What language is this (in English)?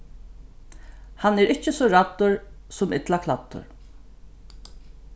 Faroese